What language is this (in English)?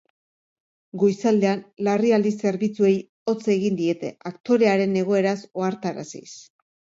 Basque